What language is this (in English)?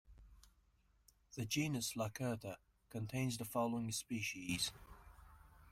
English